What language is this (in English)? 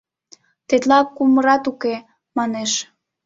Mari